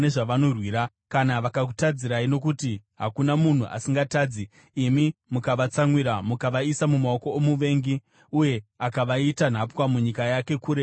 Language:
Shona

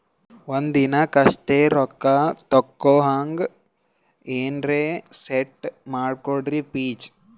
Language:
Kannada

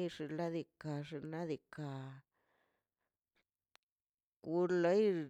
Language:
Mazaltepec Zapotec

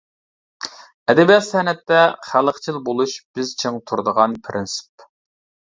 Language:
Uyghur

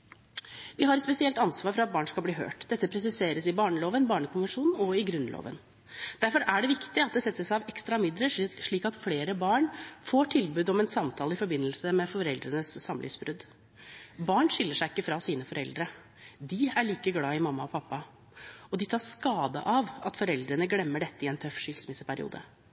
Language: Norwegian Bokmål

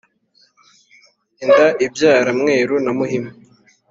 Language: Kinyarwanda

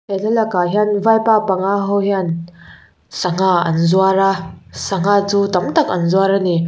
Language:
Mizo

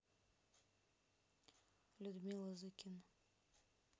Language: Russian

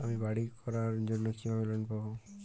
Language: Bangla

